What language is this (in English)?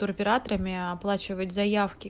Russian